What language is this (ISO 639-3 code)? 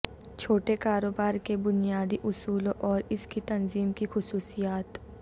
urd